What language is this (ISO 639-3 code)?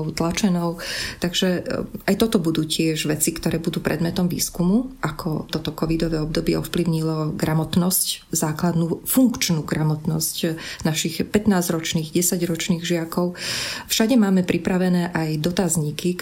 slk